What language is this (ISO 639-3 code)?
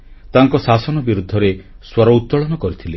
ori